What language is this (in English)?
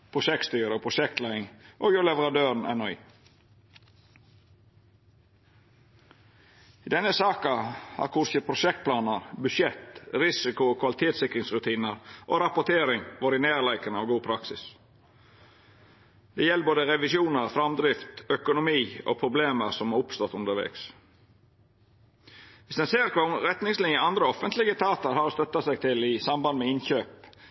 Norwegian Nynorsk